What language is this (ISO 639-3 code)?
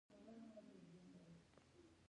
pus